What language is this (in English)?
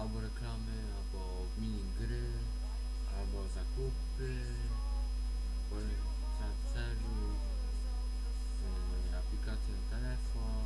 Polish